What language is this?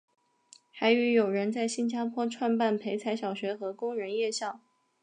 Chinese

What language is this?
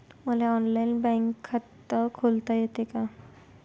Marathi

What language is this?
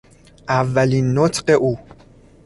Persian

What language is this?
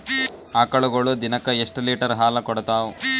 Kannada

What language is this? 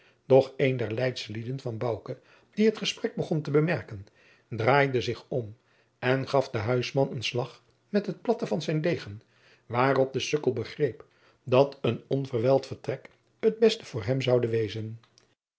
Dutch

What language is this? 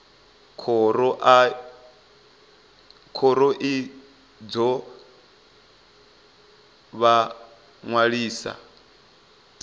Venda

